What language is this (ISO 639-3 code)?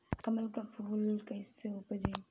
bho